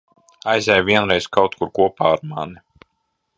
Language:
Latvian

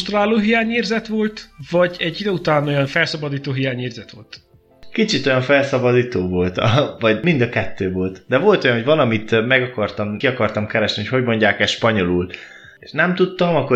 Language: Hungarian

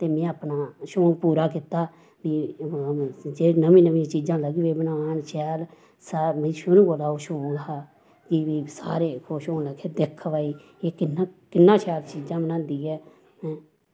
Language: Dogri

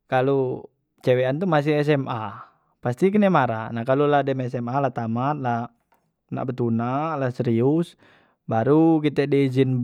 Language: Musi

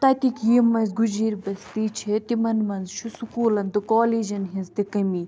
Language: Kashmiri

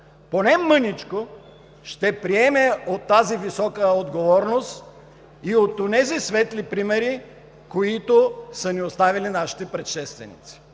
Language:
Bulgarian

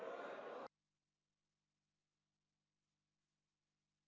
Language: Ukrainian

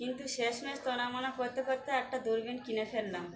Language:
Bangla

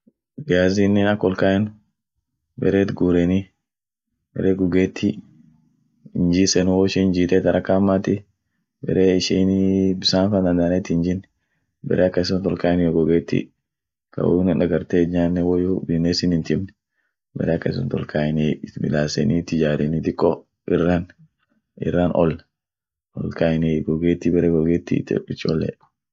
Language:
Orma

